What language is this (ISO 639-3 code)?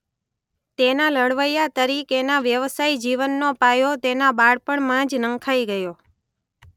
guj